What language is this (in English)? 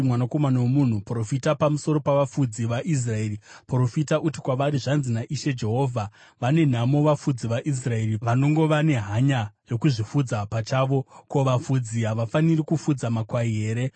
Shona